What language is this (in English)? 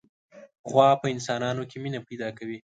Pashto